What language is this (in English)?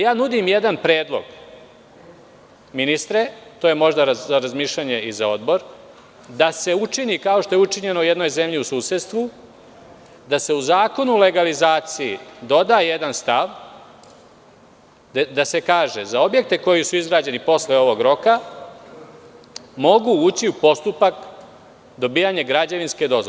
Serbian